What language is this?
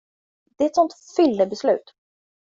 Swedish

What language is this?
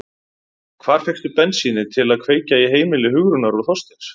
Icelandic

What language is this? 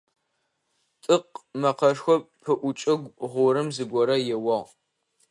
Adyghe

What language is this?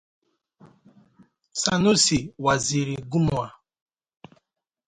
Igbo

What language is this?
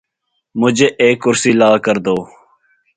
Urdu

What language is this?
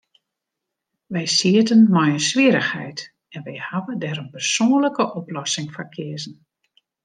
Western Frisian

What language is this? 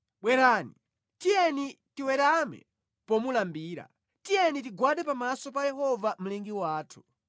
Nyanja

